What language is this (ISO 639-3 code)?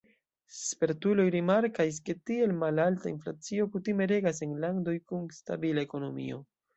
epo